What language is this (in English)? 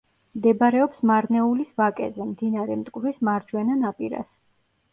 Georgian